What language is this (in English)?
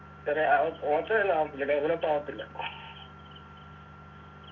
Malayalam